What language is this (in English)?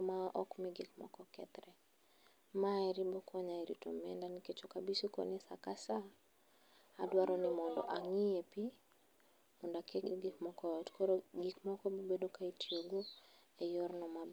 Luo (Kenya and Tanzania)